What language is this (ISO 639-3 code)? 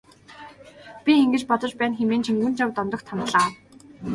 mon